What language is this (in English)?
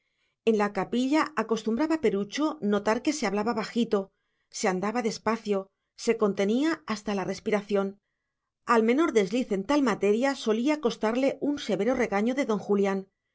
Spanish